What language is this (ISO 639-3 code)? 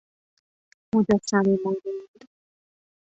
fas